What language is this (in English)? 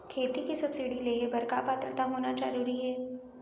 Chhattisgarhi